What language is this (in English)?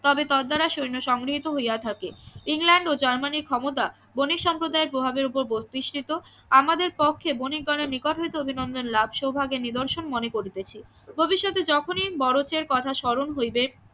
Bangla